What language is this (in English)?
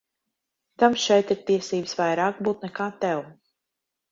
Latvian